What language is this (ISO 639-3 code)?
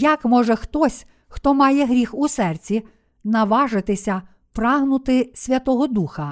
ukr